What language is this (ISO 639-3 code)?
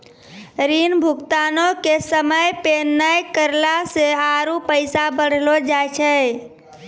mai